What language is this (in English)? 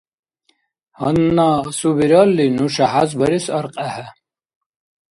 Dargwa